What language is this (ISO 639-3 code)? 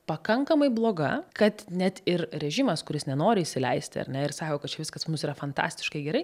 lit